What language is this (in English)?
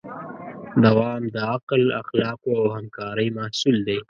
Pashto